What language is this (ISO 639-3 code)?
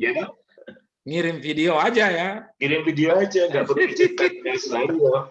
ind